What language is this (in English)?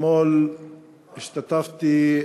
Hebrew